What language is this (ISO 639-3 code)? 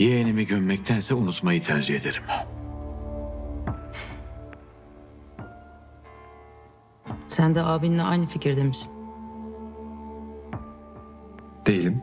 tur